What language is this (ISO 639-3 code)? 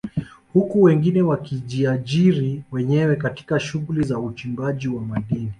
swa